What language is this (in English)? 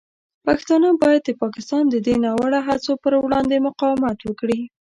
Pashto